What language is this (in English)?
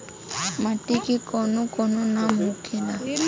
Bhojpuri